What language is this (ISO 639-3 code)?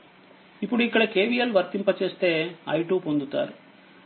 tel